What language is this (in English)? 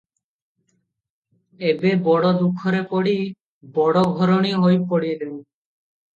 Odia